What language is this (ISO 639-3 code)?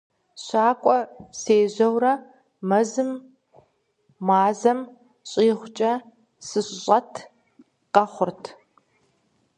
kbd